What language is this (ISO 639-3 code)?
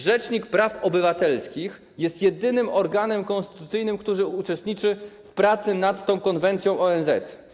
pol